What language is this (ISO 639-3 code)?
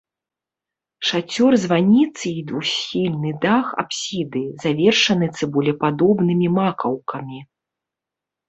bel